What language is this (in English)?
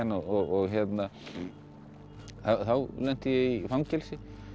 Icelandic